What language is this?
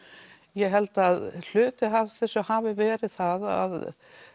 Icelandic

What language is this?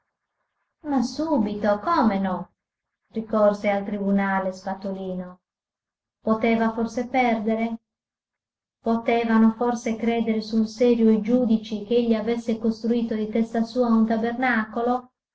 Italian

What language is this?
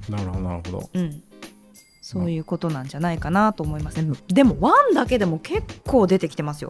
Japanese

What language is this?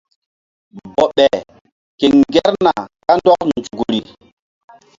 Mbum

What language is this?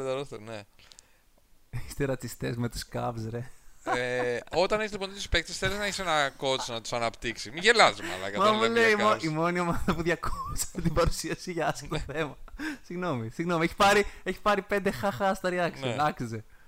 Greek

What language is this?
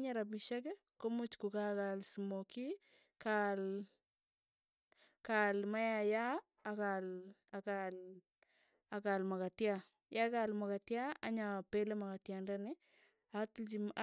Tugen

